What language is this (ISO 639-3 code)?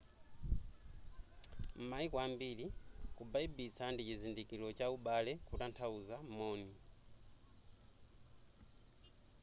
nya